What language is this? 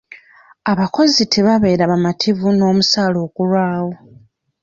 Ganda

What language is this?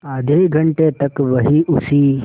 Hindi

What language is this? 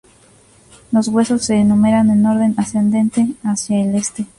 Spanish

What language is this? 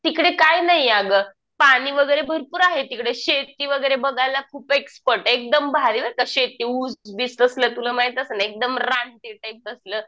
Marathi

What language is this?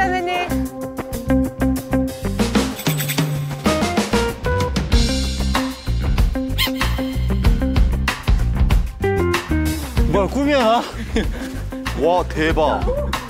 Korean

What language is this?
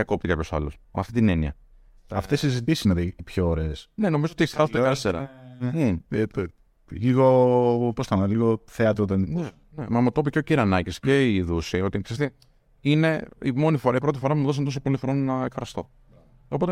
Greek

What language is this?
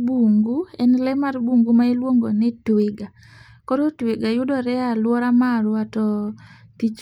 Luo (Kenya and Tanzania)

